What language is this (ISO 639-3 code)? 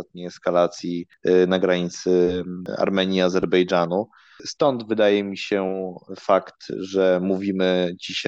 pol